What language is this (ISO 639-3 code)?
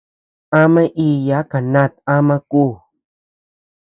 cux